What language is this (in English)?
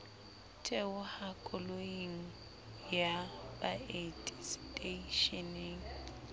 Southern Sotho